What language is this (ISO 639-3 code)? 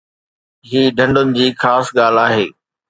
snd